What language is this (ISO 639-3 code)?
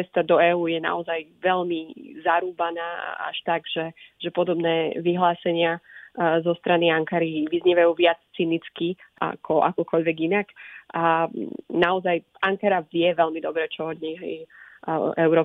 slk